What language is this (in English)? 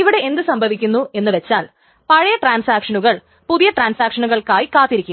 Malayalam